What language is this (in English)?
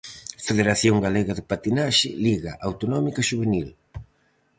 Galician